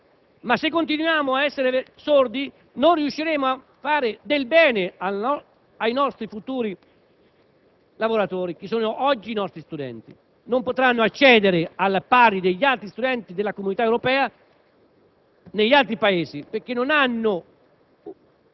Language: Italian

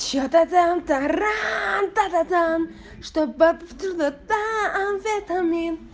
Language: Russian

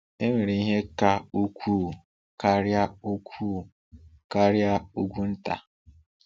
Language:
Igbo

